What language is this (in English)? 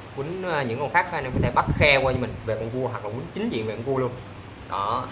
Vietnamese